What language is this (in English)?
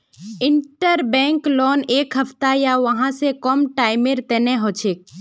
Magahi